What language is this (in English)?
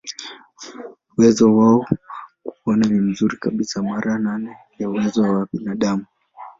Swahili